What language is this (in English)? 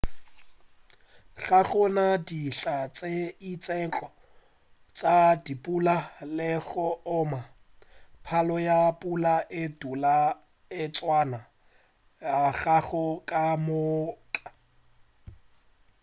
Northern Sotho